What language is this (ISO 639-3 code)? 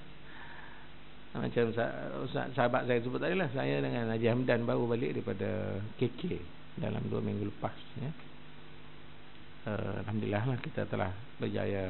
msa